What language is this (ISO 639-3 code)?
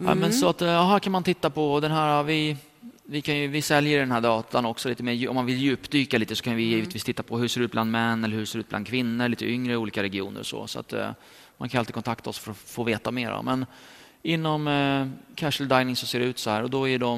swe